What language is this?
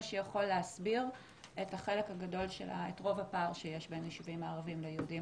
Hebrew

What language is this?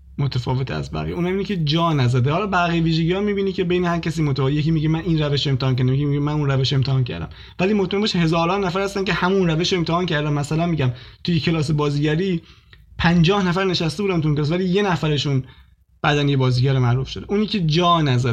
Persian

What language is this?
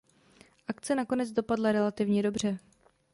Czech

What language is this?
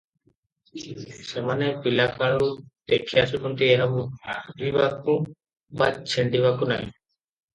Odia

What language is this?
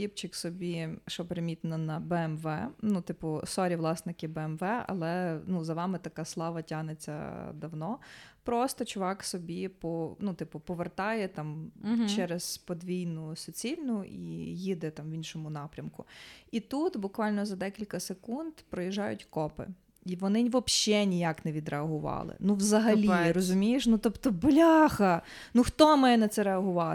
Ukrainian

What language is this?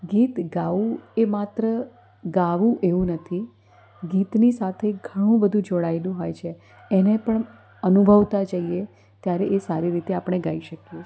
Gujarati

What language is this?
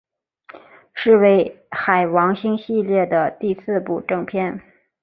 Chinese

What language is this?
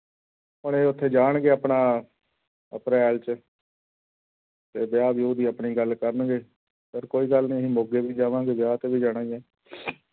Punjabi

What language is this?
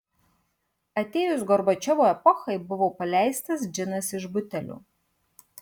Lithuanian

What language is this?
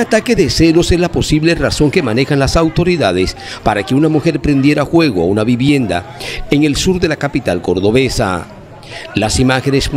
Spanish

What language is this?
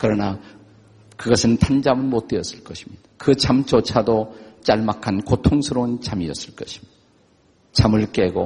Korean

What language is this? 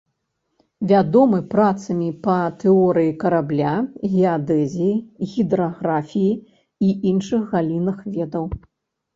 Belarusian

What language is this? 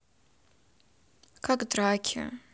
Russian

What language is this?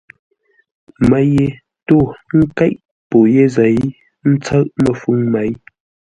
Ngombale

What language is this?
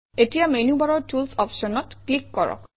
Assamese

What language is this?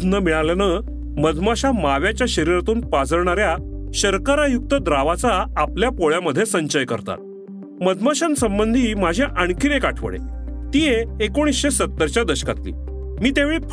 Marathi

